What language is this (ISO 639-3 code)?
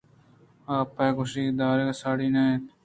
bgp